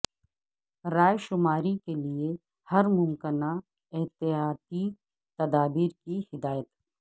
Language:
Urdu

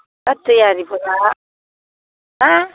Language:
Bodo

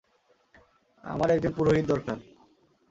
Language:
Bangla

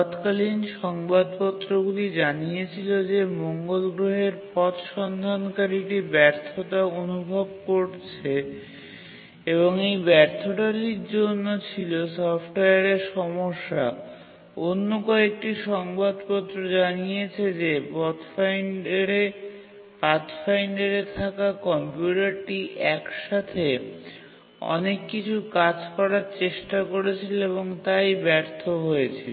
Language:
Bangla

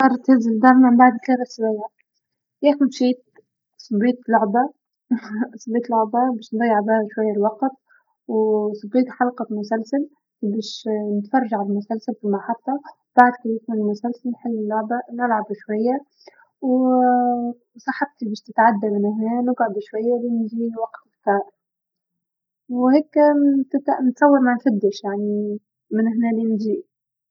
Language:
Tunisian Arabic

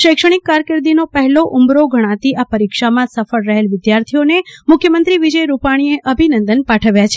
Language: Gujarati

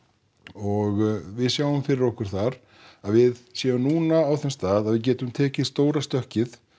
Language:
Icelandic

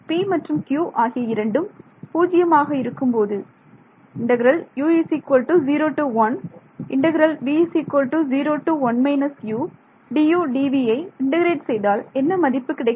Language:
Tamil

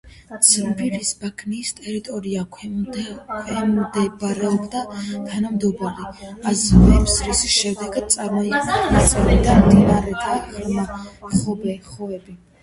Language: Georgian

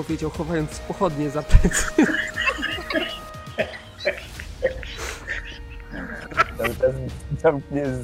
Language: Polish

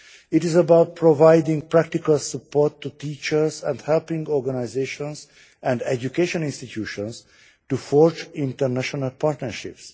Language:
English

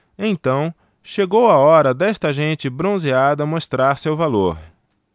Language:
Portuguese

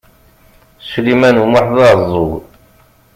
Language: Kabyle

